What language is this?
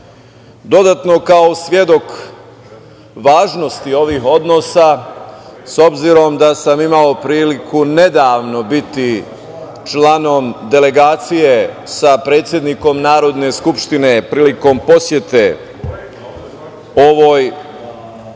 Serbian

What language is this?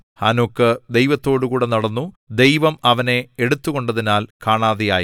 Malayalam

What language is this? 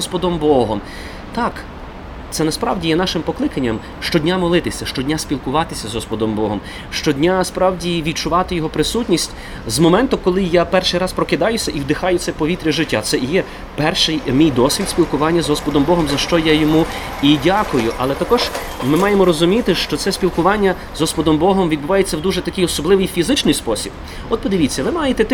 Ukrainian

